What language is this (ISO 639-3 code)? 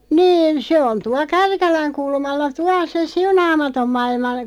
fin